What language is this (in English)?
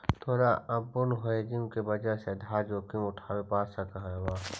Magahi